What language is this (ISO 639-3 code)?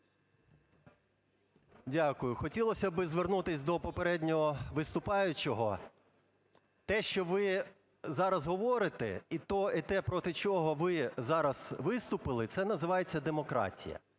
ukr